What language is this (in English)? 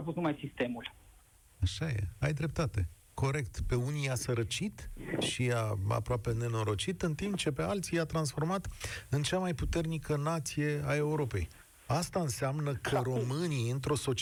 Romanian